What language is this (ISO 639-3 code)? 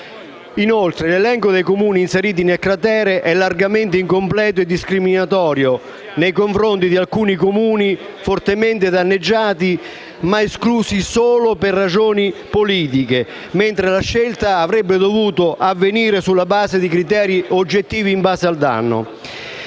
ita